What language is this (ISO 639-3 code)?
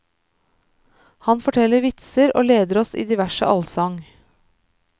nor